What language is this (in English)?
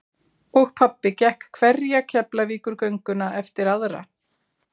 Icelandic